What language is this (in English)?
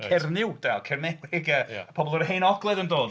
Welsh